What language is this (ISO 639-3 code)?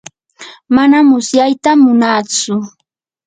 qur